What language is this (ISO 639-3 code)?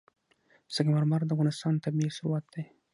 pus